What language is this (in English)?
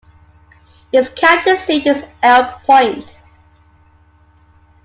English